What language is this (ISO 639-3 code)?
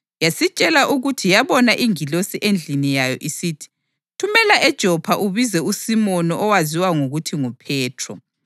nde